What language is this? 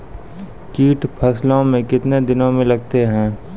Maithili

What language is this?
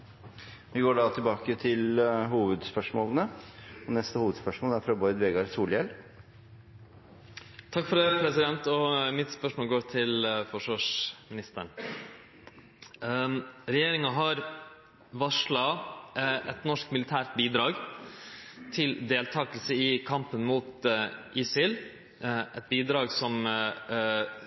Norwegian Nynorsk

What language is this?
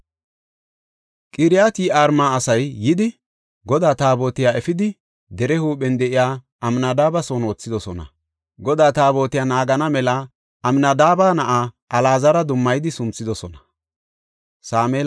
Gofa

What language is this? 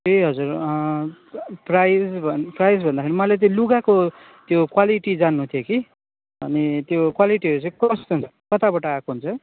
Nepali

